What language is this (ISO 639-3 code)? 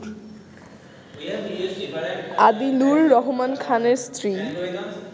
ben